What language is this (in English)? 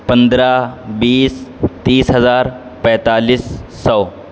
Urdu